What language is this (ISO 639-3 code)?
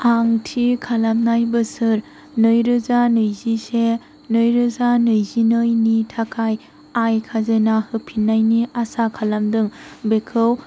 brx